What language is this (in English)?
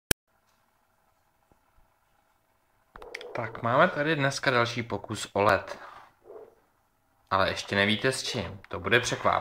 Czech